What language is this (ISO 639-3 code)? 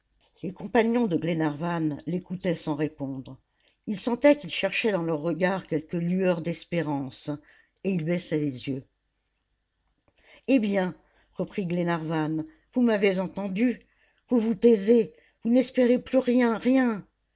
fra